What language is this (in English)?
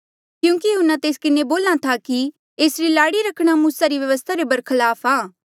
Mandeali